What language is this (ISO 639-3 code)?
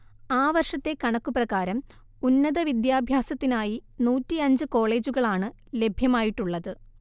mal